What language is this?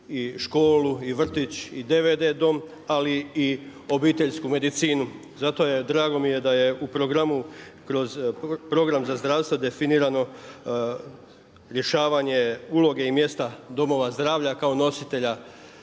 Croatian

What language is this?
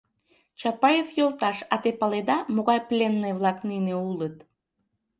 Mari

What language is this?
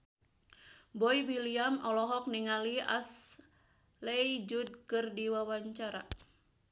Sundanese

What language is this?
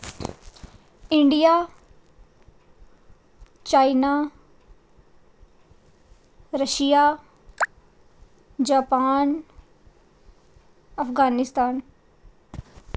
Dogri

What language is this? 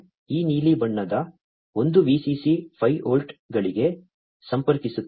Kannada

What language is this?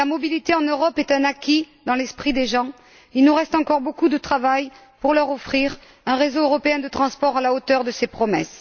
French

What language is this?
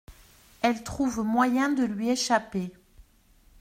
French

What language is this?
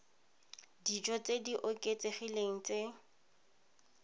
Tswana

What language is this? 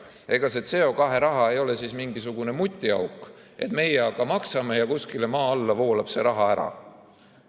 Estonian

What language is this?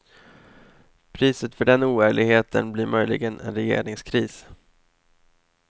Swedish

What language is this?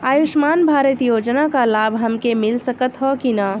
Bhojpuri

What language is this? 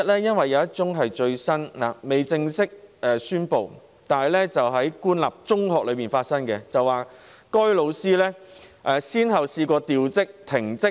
Cantonese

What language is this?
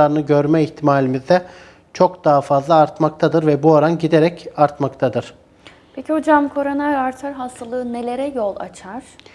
Turkish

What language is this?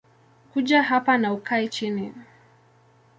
Swahili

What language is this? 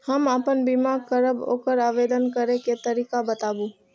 Maithili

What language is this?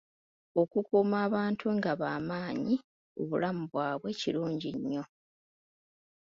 Ganda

